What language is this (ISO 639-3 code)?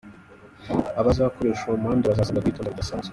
kin